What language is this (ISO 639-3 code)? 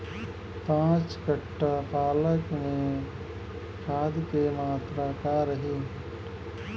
bho